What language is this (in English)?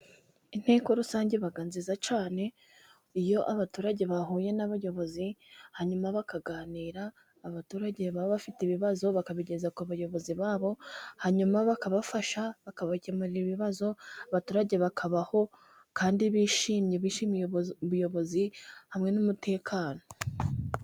Kinyarwanda